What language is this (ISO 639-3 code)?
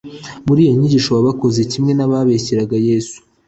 kin